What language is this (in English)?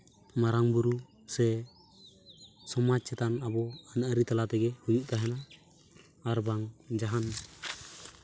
Santali